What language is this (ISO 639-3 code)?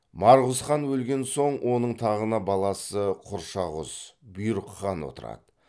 kaz